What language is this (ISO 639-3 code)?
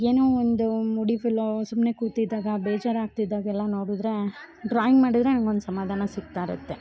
kan